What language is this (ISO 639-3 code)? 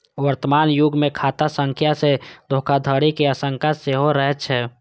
mai